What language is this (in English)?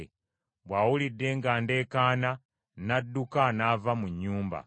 Ganda